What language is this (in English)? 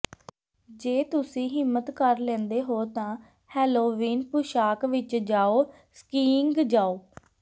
Punjabi